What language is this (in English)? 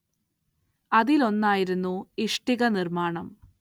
Malayalam